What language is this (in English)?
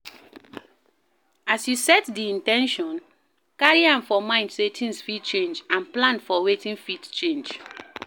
Nigerian Pidgin